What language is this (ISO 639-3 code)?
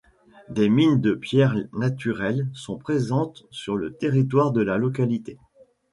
fra